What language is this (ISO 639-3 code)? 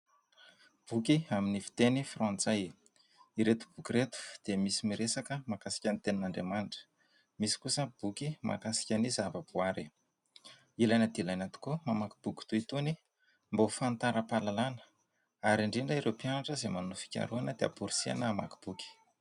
mlg